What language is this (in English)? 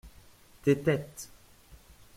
French